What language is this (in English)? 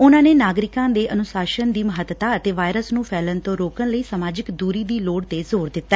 Punjabi